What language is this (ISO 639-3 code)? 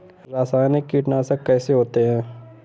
hin